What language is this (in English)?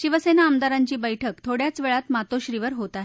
Marathi